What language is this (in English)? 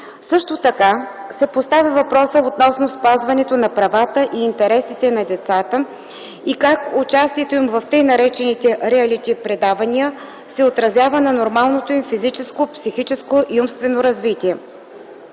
Bulgarian